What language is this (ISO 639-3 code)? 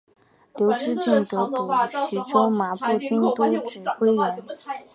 zho